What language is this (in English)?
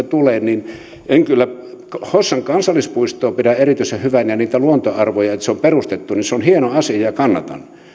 Finnish